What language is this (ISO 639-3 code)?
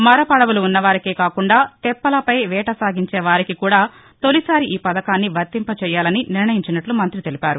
tel